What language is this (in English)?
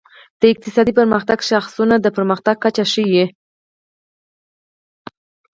Pashto